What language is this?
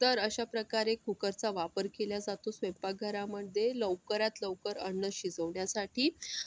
Marathi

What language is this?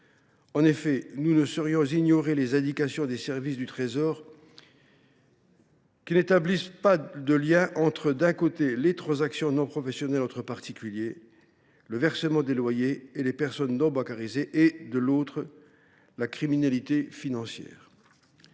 French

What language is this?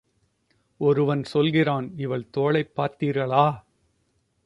Tamil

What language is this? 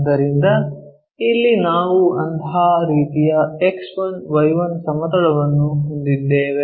Kannada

